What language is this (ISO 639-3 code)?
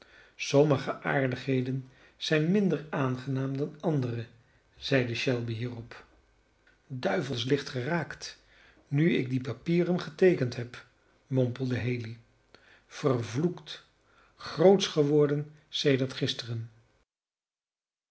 nld